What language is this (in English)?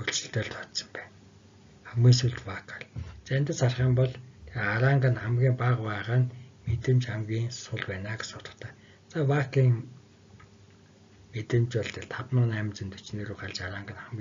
Turkish